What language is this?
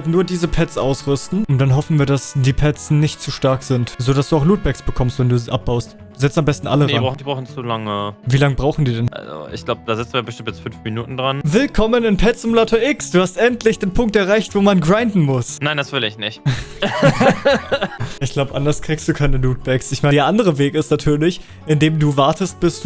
German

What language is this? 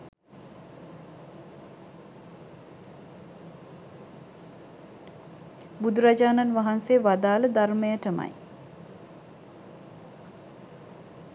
Sinhala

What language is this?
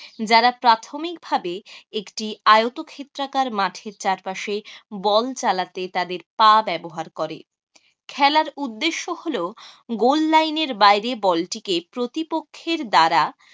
Bangla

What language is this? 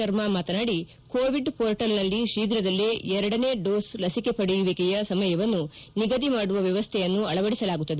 Kannada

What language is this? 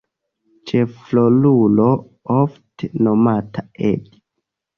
Esperanto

